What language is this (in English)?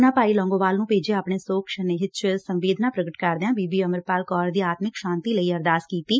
Punjabi